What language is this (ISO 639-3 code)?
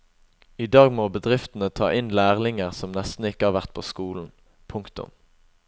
nor